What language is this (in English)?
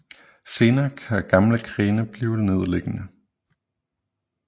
Danish